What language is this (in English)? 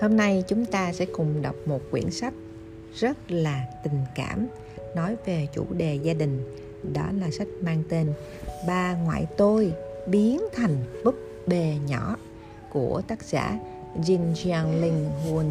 Vietnamese